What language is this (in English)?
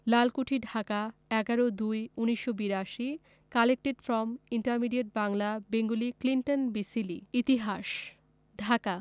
Bangla